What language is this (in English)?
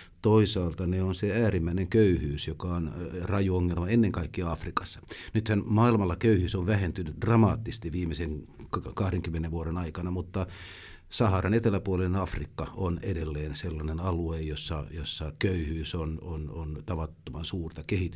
Finnish